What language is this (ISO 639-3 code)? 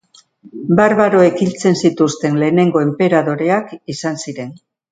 eus